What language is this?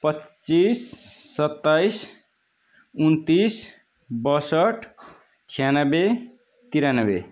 Nepali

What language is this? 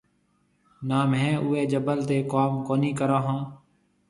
Marwari (Pakistan)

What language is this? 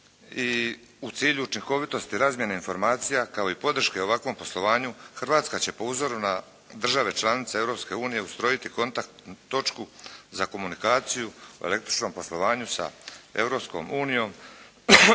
Croatian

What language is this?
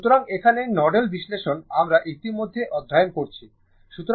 Bangla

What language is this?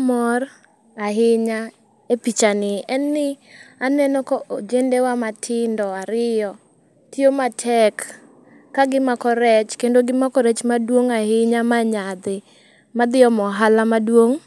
Luo (Kenya and Tanzania)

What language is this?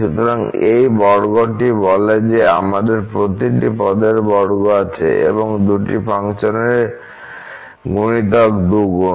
Bangla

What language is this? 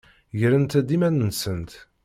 Kabyle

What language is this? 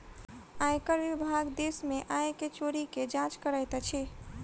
Maithili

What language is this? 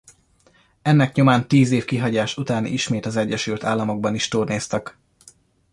Hungarian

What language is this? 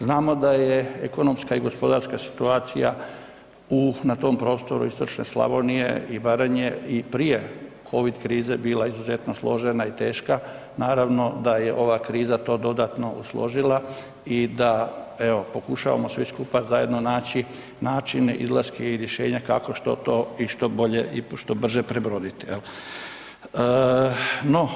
Croatian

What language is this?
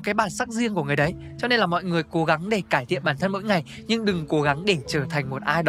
Vietnamese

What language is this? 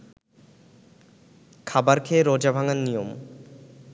Bangla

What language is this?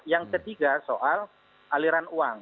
Indonesian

